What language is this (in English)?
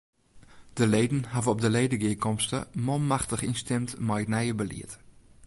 Western Frisian